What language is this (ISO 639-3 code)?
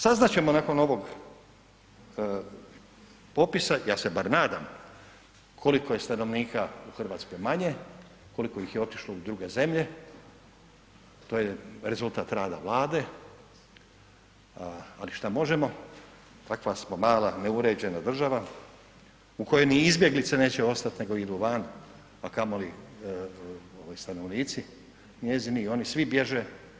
hrv